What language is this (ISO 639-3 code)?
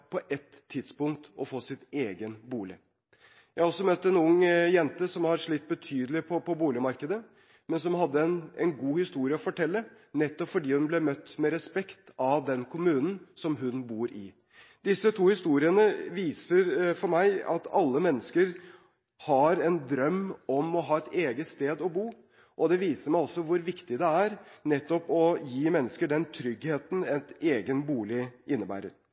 nob